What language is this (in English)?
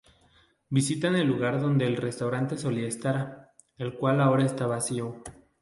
Spanish